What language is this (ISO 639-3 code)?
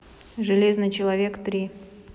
rus